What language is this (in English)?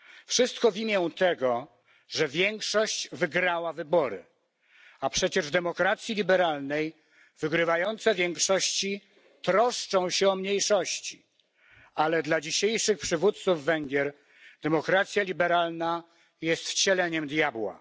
Polish